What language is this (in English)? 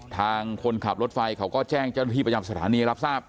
Thai